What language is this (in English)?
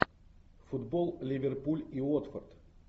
Russian